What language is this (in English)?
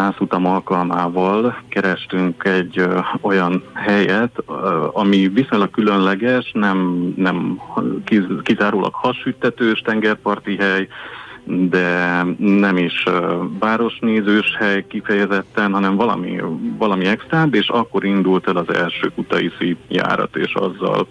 Hungarian